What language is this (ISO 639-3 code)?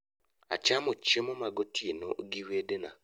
luo